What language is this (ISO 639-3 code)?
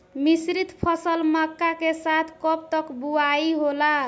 bho